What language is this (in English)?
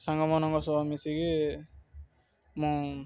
Odia